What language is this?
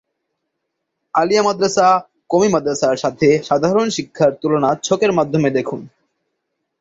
Bangla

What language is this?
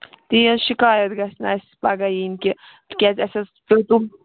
Kashmiri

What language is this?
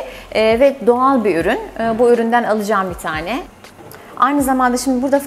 Turkish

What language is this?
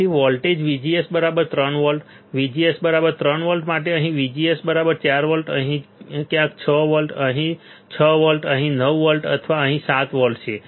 Gujarati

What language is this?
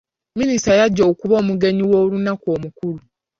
Ganda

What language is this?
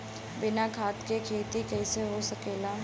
Bhojpuri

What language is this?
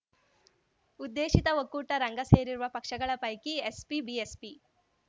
Kannada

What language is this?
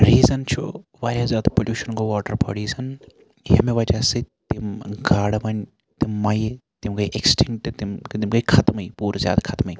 Kashmiri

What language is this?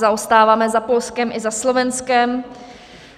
Czech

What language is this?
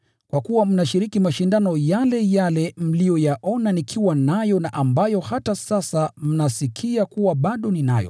Swahili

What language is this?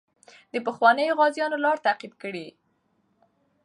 Pashto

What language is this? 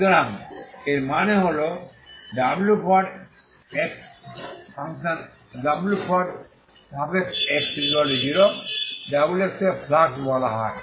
Bangla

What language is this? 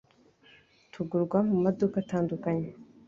Kinyarwanda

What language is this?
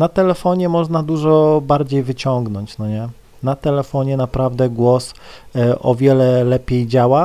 Polish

